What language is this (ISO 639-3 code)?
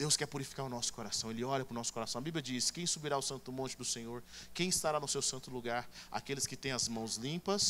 por